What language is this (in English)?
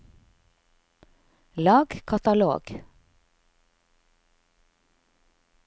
Norwegian